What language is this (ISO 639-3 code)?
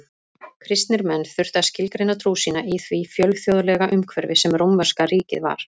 isl